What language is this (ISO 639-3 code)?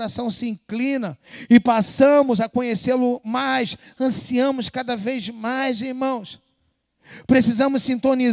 por